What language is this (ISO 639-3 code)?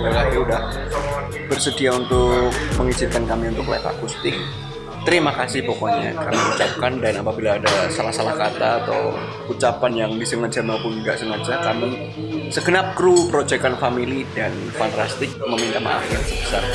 ind